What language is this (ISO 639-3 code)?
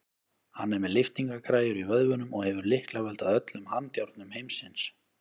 isl